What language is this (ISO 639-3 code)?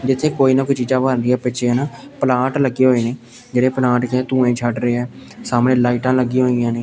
pan